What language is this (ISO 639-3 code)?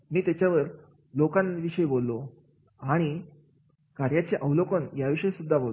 mar